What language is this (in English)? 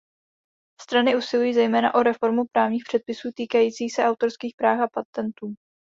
Czech